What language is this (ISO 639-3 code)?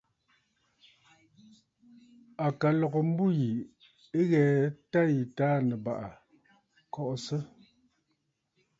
bfd